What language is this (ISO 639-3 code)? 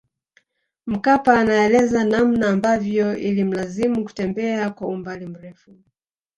swa